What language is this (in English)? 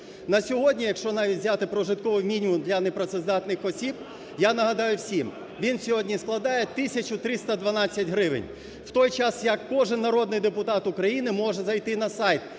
Ukrainian